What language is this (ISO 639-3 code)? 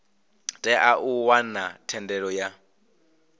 ven